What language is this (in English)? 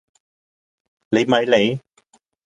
Cantonese